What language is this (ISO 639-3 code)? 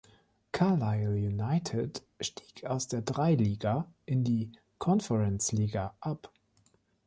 deu